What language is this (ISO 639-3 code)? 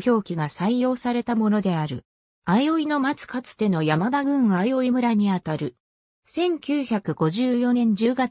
jpn